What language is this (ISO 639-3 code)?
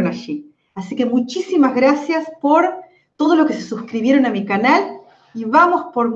spa